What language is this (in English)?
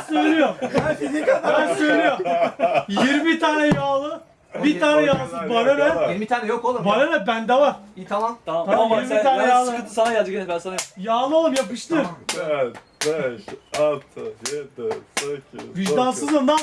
Turkish